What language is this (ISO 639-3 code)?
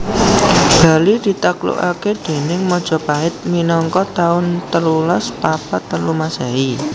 jav